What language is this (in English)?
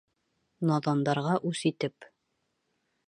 Bashkir